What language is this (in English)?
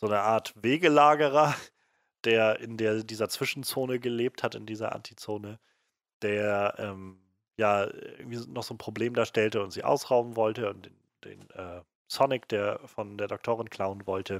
German